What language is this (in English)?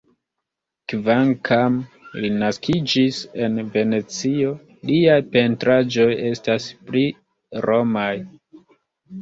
Esperanto